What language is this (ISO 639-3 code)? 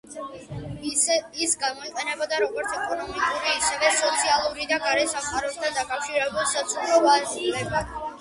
kat